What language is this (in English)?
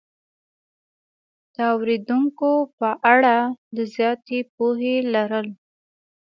Pashto